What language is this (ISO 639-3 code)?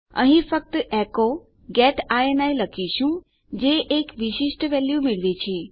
guj